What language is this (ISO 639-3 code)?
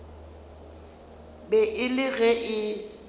nso